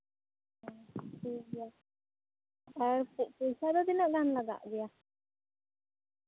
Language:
Santali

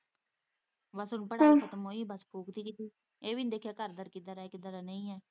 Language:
Punjabi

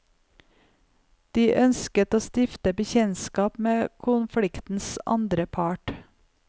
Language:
Norwegian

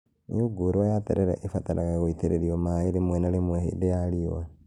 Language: Kikuyu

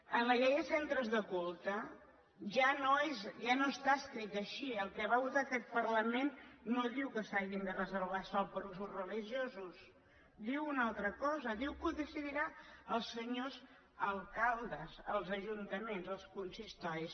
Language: Catalan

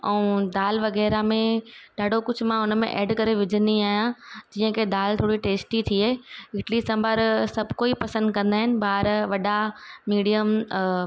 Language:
Sindhi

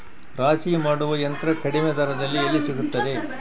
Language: Kannada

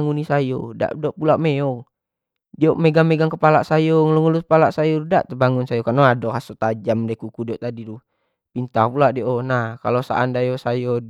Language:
Jambi Malay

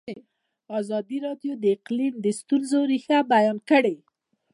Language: Pashto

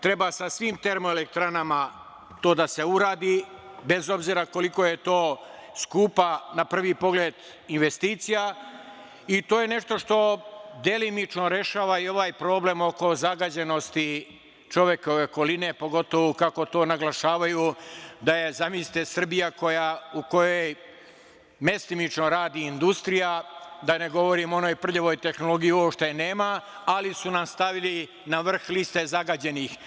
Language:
Serbian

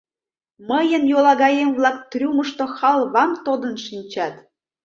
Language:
Mari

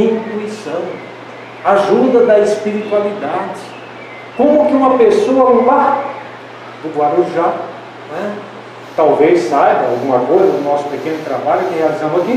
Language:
Portuguese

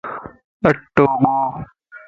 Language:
Lasi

